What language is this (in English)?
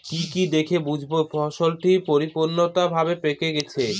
Bangla